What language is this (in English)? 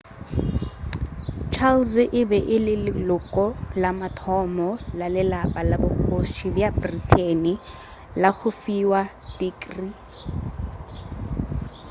Northern Sotho